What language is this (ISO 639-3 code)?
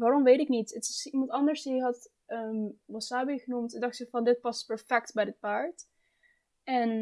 nld